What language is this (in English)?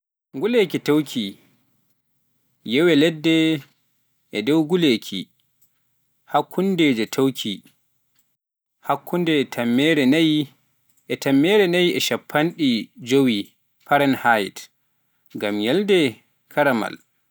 Pular